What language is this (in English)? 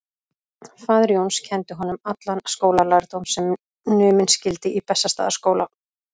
Icelandic